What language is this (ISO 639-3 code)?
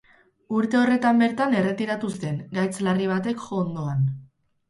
eus